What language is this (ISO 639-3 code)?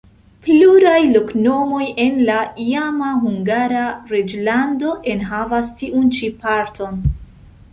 epo